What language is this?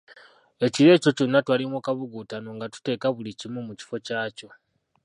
Ganda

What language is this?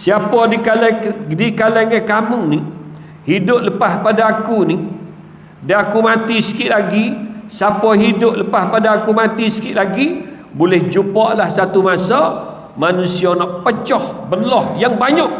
Malay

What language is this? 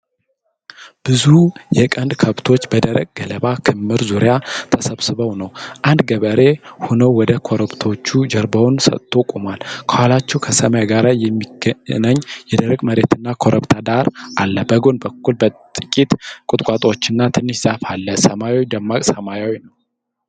Amharic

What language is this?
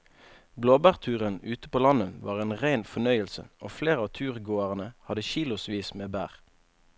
Norwegian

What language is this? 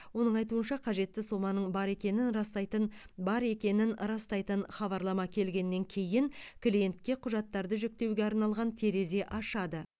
Kazakh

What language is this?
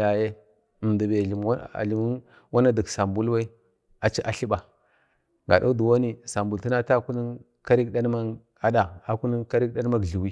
Bade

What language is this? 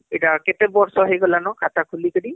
Odia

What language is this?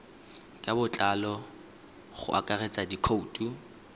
Tswana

